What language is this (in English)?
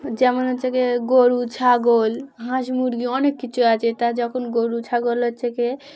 Bangla